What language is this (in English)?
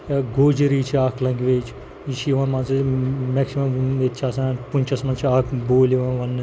Kashmiri